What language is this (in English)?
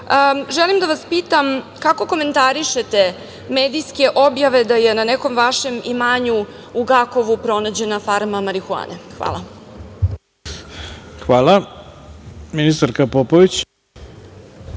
Serbian